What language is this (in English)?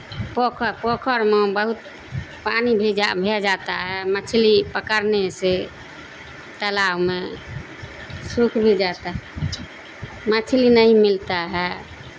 Urdu